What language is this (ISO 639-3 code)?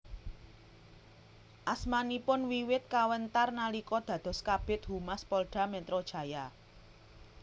jav